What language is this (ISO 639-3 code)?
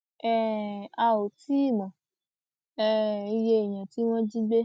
yor